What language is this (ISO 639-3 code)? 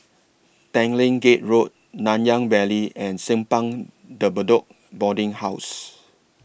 eng